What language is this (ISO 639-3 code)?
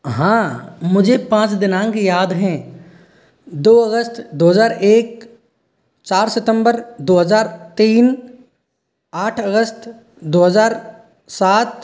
hin